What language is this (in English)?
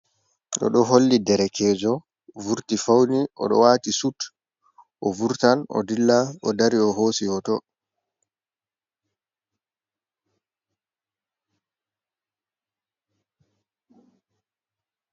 Fula